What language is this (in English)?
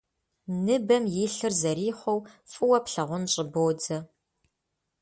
Kabardian